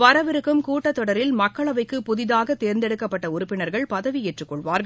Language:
Tamil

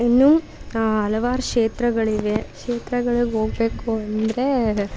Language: Kannada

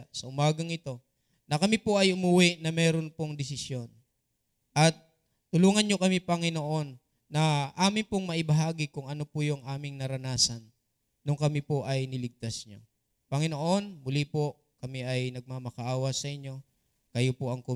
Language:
Filipino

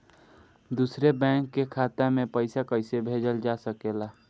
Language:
Bhojpuri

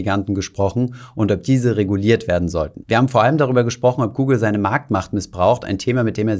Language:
German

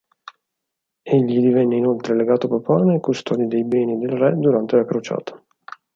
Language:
Italian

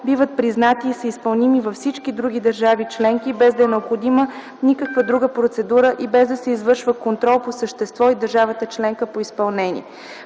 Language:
Bulgarian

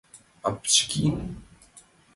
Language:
Mari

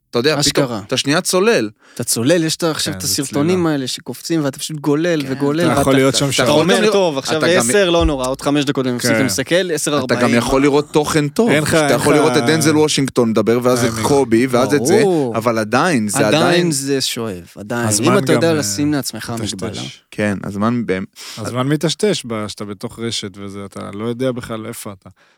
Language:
Hebrew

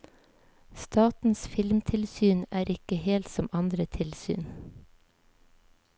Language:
Norwegian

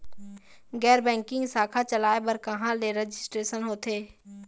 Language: Chhattisgarhi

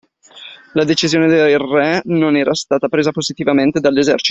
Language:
Italian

